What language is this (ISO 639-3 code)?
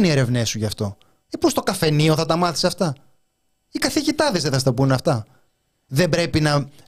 ell